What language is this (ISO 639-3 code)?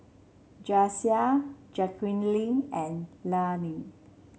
eng